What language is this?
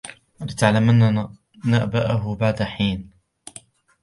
Arabic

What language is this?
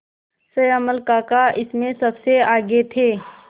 Hindi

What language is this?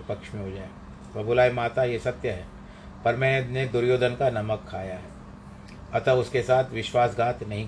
Hindi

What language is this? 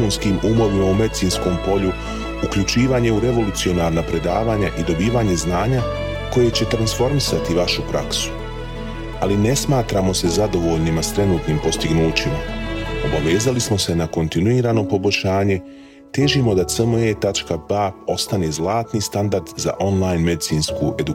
Croatian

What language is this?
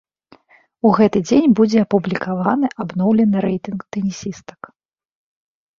Belarusian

